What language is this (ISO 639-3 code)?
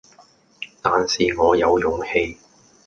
yue